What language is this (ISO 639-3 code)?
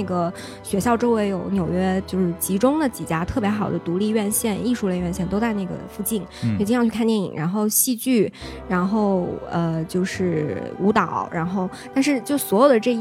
zho